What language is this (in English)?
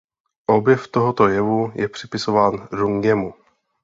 Czech